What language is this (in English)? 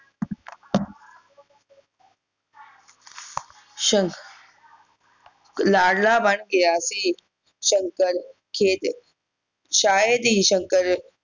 Punjabi